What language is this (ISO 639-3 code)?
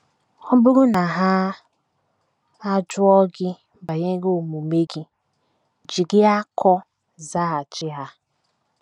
ibo